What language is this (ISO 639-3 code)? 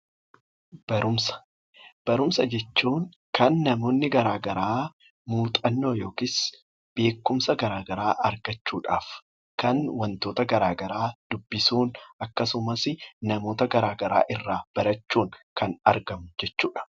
orm